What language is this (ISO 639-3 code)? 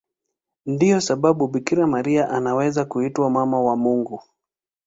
swa